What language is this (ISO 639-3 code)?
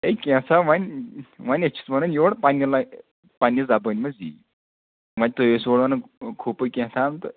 kas